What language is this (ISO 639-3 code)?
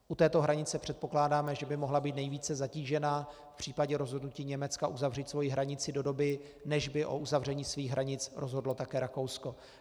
ces